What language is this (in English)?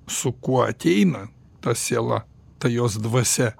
Lithuanian